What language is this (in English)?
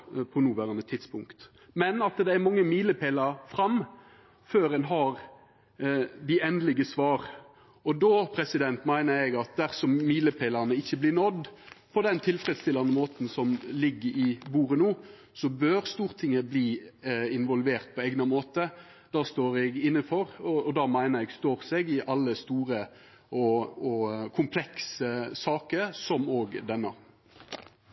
Norwegian Nynorsk